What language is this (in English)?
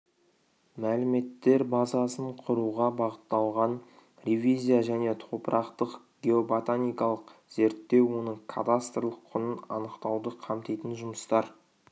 Kazakh